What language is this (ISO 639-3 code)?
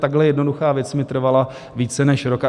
ces